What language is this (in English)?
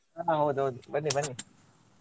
Kannada